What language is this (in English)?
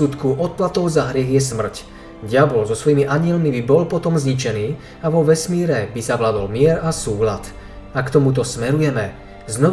Slovak